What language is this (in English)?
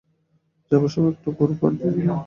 Bangla